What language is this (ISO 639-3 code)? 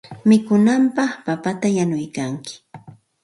qxt